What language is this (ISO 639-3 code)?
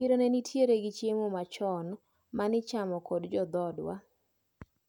luo